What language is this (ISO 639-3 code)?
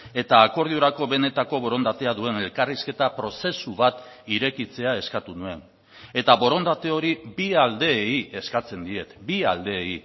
eus